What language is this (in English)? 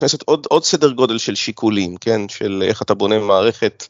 Hebrew